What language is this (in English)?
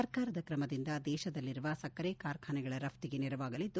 Kannada